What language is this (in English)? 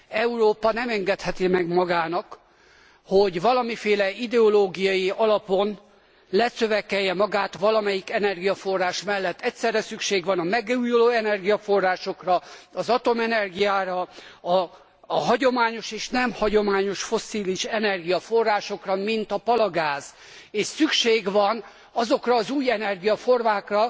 Hungarian